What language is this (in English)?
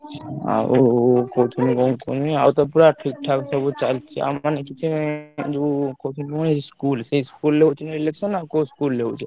Odia